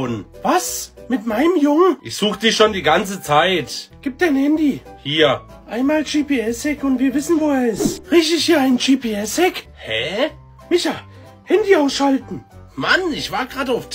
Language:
German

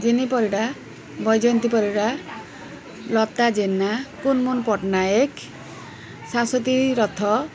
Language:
Odia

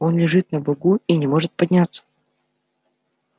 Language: Russian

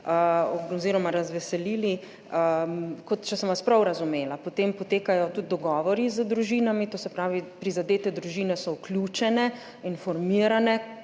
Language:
Slovenian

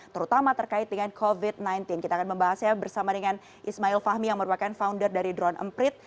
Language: Indonesian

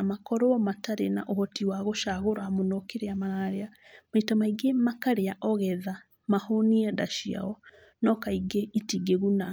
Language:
Kikuyu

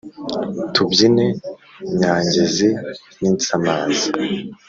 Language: Kinyarwanda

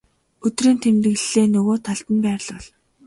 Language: Mongolian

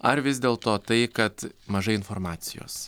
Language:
Lithuanian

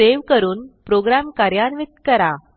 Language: Marathi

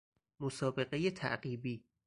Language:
Persian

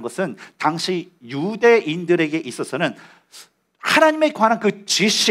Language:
Korean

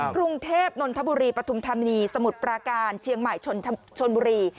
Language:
Thai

